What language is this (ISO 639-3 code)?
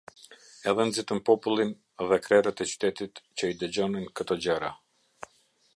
sqi